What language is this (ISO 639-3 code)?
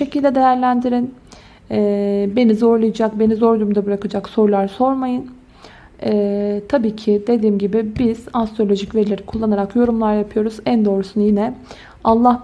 tur